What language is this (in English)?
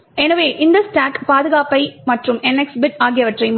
Tamil